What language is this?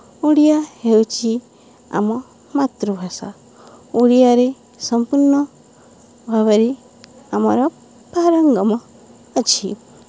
Odia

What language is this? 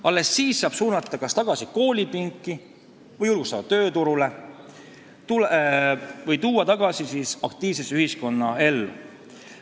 Estonian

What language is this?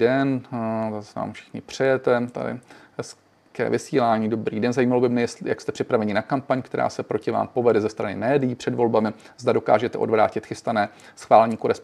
Czech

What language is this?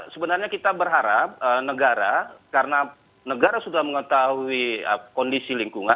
Indonesian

